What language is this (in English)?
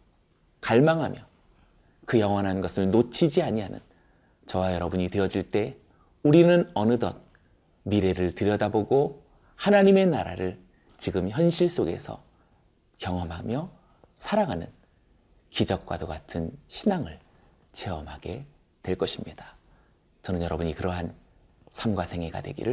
Korean